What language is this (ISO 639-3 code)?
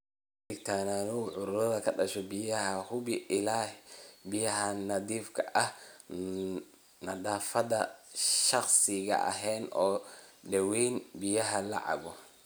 som